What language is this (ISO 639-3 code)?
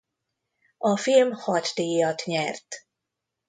hun